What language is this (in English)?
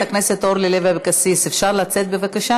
Hebrew